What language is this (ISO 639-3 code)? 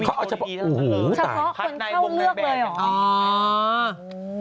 tha